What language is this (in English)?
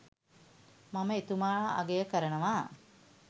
Sinhala